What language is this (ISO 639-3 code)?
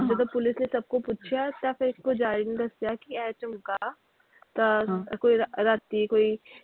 pan